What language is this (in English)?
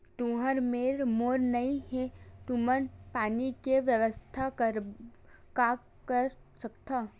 Chhattisgarhi